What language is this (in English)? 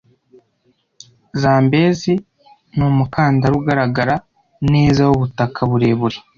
Kinyarwanda